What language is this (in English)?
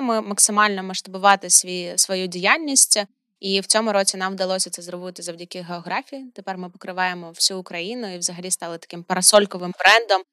Ukrainian